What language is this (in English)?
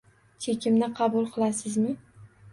Uzbek